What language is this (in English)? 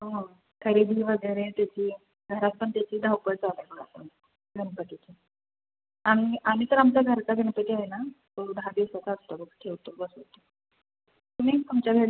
Marathi